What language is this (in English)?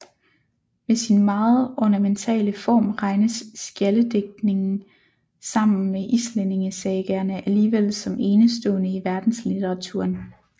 Danish